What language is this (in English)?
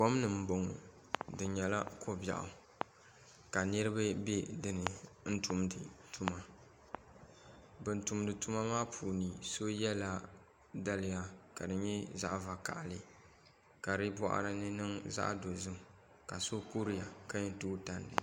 Dagbani